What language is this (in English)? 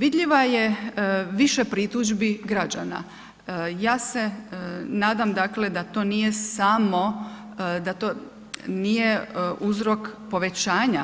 Croatian